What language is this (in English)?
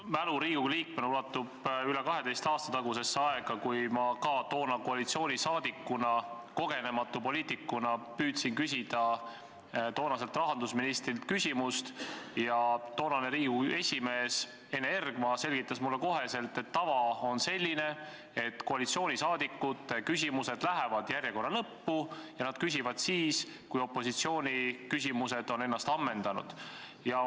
Estonian